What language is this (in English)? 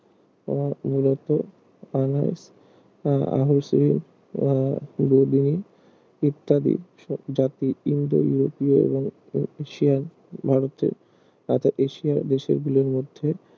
Bangla